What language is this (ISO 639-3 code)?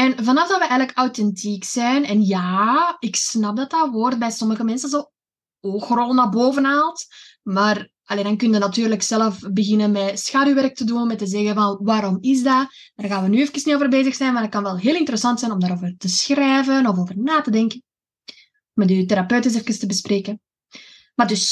nld